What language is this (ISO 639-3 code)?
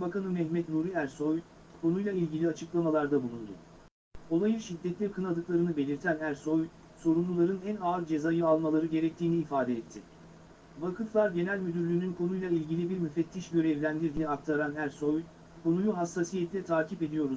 tur